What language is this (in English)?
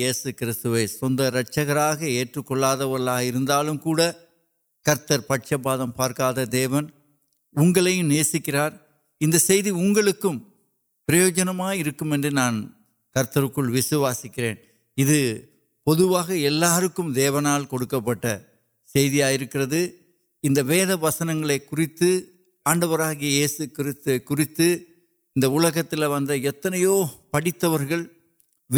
Urdu